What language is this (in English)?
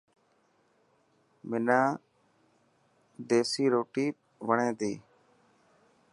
Dhatki